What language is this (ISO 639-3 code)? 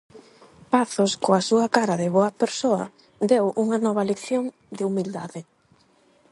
glg